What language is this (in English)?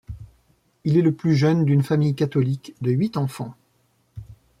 French